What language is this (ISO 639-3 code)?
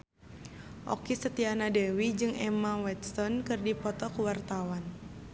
sun